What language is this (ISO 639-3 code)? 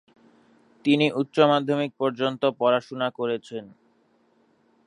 ben